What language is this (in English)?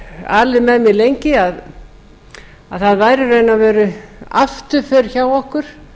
Icelandic